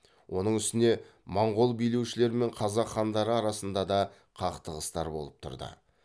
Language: Kazakh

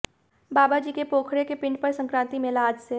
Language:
Hindi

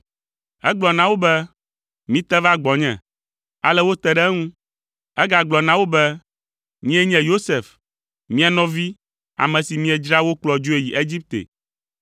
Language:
Ewe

